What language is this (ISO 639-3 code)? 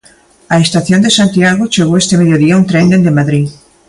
glg